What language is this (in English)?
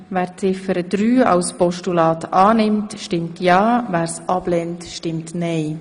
Swiss German